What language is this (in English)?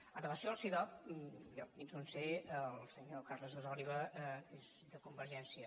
Catalan